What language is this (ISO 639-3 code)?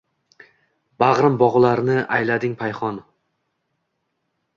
uzb